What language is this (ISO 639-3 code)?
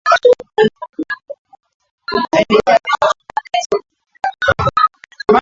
swa